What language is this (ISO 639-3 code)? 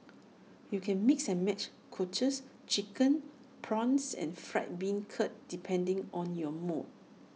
eng